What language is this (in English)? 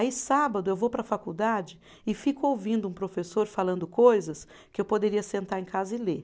Portuguese